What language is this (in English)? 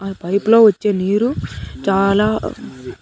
Telugu